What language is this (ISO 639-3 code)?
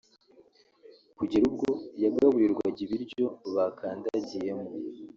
kin